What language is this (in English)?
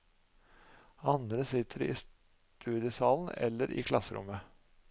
Norwegian